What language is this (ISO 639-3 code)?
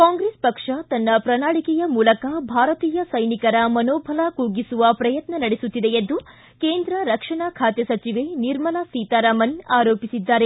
kan